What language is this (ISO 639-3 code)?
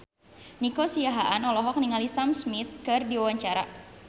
sun